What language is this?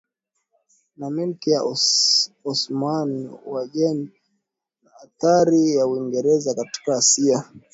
Swahili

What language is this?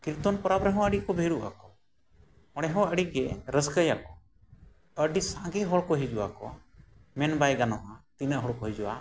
Santali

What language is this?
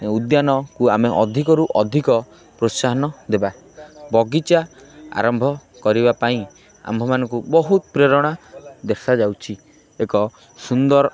Odia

